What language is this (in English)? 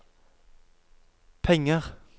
Norwegian